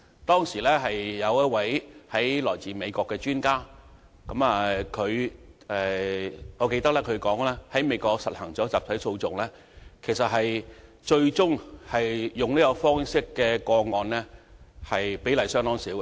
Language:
Cantonese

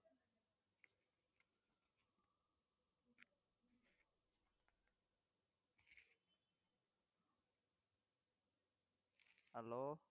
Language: Tamil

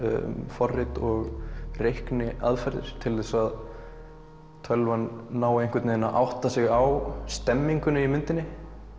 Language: Icelandic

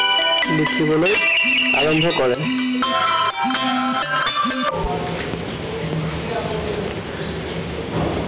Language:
Assamese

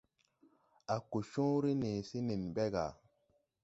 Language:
Tupuri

